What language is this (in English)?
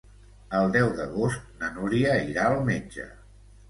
Catalan